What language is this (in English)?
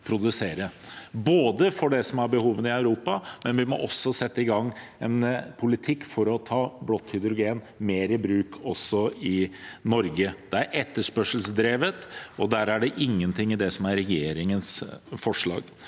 Norwegian